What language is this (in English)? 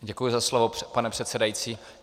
Czech